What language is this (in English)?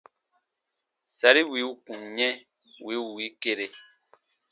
Baatonum